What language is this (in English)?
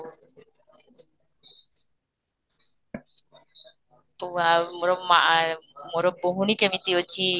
Odia